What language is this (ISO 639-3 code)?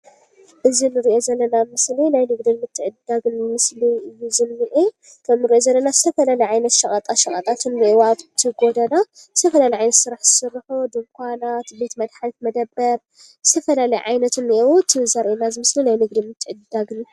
tir